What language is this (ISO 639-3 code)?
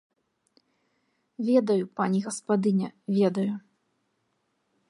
bel